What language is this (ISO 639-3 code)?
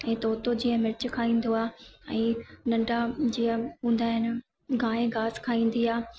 snd